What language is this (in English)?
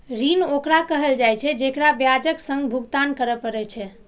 Maithili